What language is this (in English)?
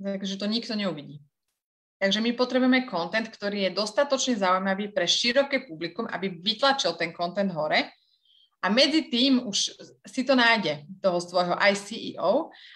Slovak